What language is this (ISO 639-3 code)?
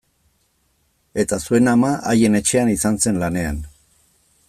eus